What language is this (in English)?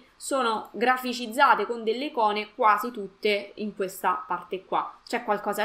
Italian